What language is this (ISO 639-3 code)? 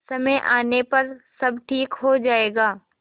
hin